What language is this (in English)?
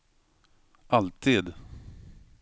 Swedish